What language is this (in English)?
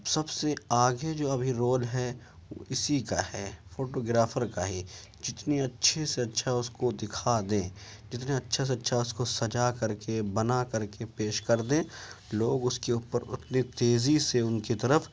Urdu